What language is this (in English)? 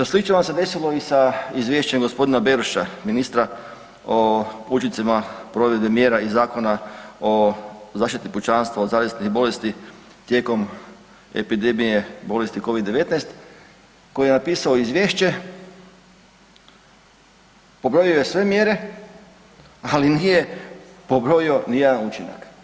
Croatian